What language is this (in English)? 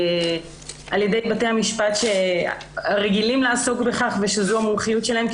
Hebrew